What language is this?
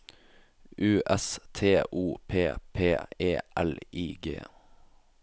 Norwegian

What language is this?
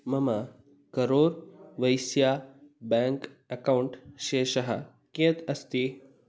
Sanskrit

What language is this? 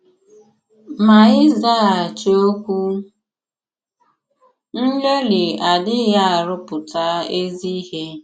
Igbo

